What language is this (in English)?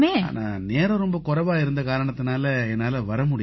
Tamil